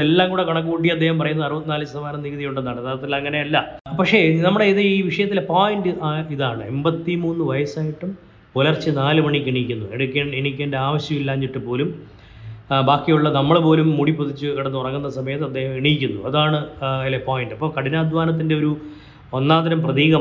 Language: Malayalam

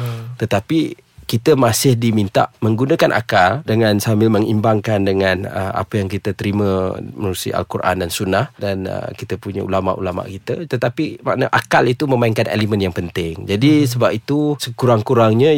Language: Malay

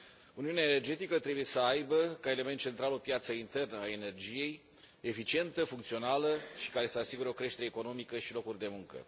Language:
Romanian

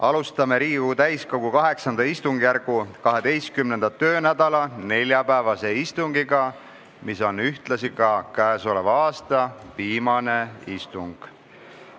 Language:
Estonian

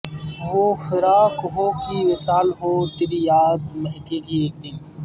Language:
Urdu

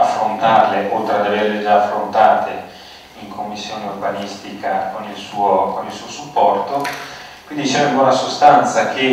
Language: Italian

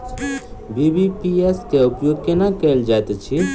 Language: Maithili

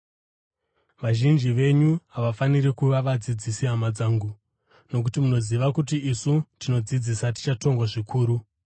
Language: Shona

